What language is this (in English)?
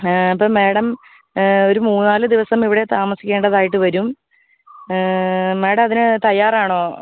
Malayalam